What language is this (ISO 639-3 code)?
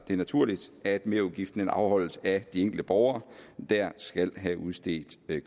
dan